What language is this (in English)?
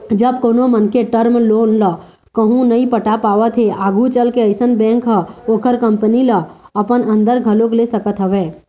Chhattisgarhi